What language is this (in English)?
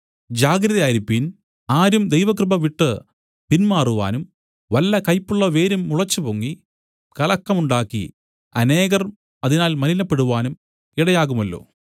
Malayalam